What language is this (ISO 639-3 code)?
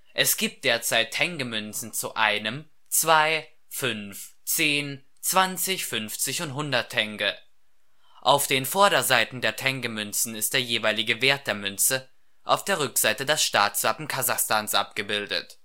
deu